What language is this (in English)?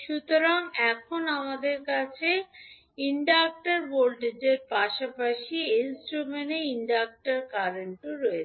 Bangla